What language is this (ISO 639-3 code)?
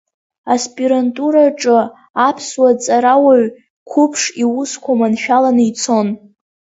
abk